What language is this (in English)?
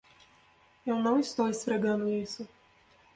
Portuguese